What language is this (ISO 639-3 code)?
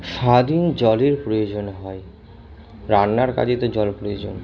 ben